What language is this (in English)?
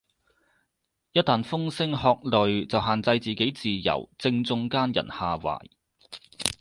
Cantonese